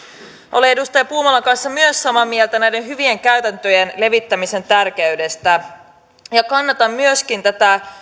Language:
Finnish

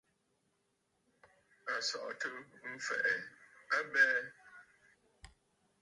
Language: Bafut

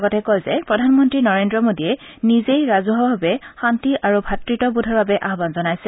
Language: Assamese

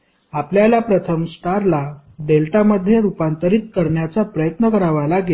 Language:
Marathi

